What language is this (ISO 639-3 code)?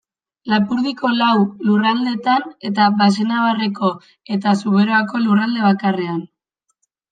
eus